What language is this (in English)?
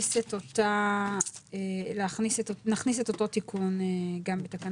Hebrew